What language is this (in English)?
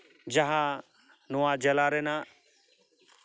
Santali